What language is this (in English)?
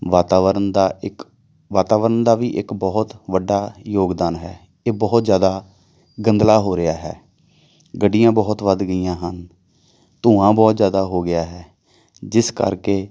Punjabi